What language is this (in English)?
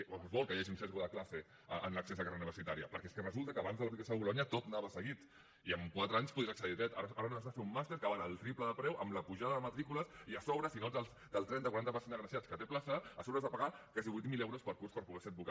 Catalan